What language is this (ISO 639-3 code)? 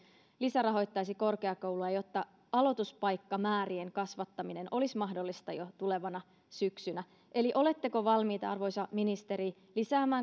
fin